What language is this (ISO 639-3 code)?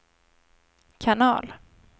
swe